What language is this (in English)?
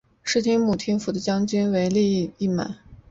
Chinese